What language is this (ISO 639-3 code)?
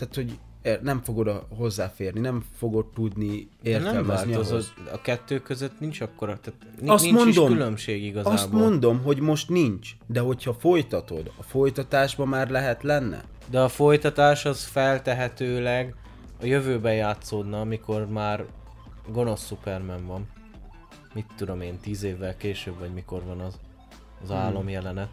hun